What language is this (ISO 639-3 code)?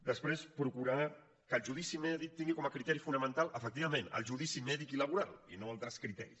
cat